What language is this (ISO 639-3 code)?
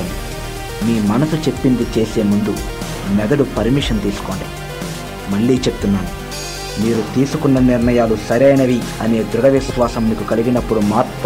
tel